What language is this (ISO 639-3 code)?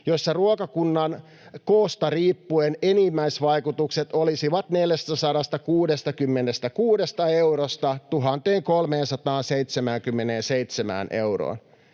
fin